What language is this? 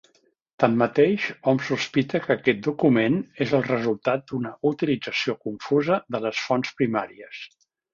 Catalan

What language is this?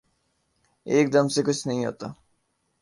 Urdu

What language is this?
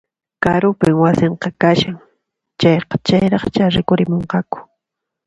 Puno Quechua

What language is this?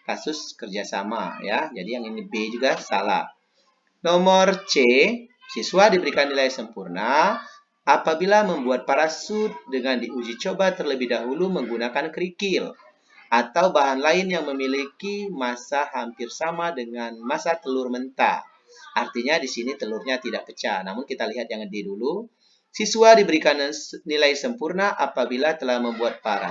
Indonesian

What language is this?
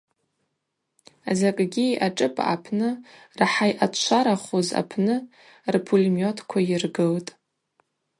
Abaza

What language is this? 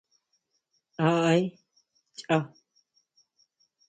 Huautla Mazatec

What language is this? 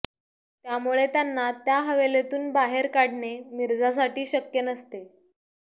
Marathi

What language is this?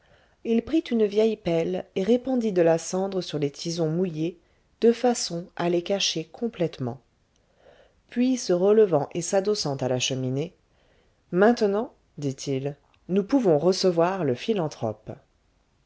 French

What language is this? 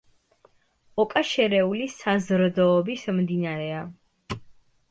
Georgian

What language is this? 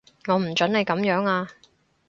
Cantonese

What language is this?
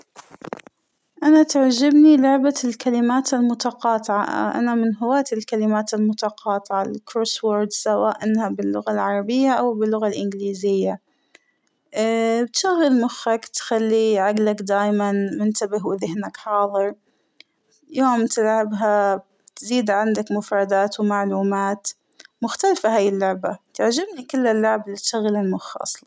Hijazi Arabic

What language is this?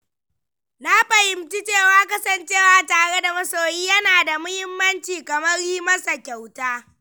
Hausa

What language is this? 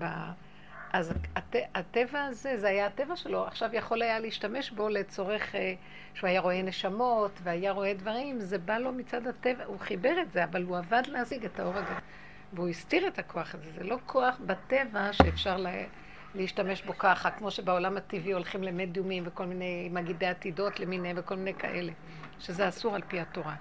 Hebrew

